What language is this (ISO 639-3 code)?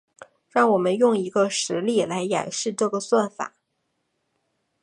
zho